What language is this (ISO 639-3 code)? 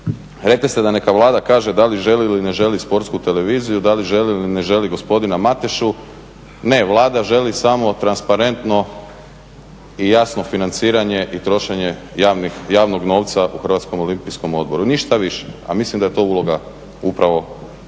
hrv